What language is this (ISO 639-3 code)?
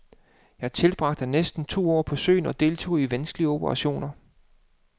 dan